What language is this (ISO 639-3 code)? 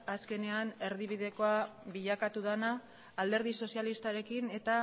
eus